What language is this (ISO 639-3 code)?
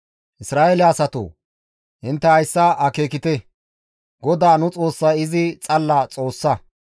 gmv